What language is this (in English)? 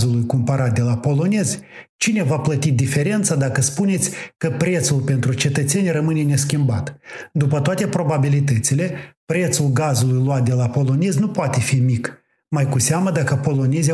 Romanian